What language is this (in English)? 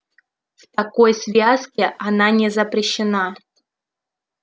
Russian